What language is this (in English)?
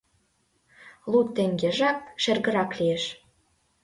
Mari